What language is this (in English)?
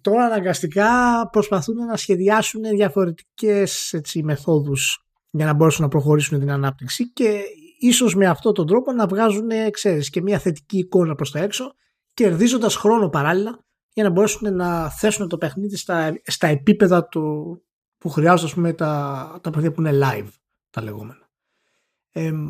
Greek